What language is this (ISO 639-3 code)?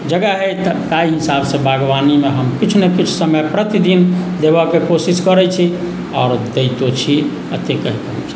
mai